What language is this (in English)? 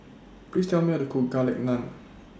English